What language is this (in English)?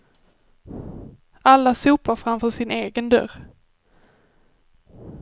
Swedish